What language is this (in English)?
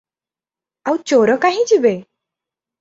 Odia